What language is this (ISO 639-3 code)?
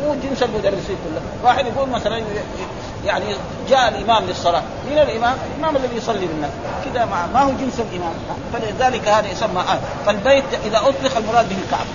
ara